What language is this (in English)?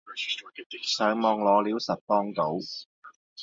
Cantonese